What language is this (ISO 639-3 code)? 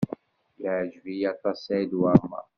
kab